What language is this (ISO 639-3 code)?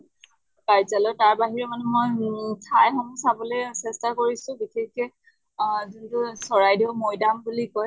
asm